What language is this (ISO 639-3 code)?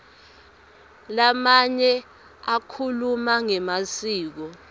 ssw